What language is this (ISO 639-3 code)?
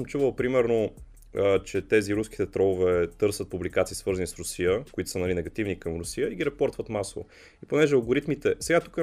bul